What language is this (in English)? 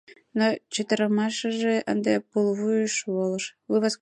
Mari